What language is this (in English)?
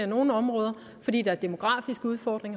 Danish